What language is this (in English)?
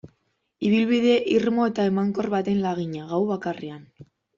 Basque